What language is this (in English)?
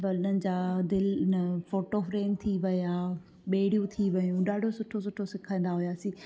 Sindhi